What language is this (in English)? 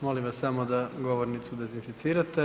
Croatian